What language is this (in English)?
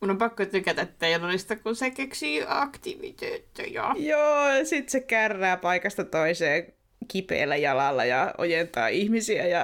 Finnish